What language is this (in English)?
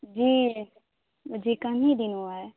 Urdu